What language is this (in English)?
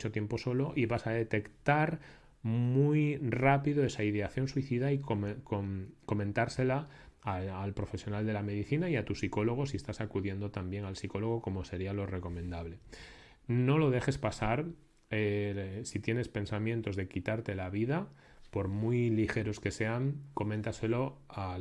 Spanish